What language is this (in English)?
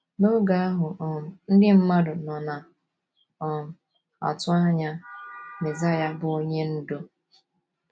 Igbo